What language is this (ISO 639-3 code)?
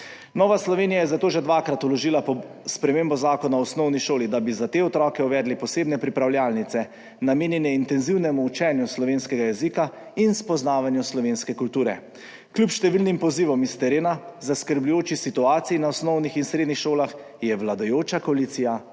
slv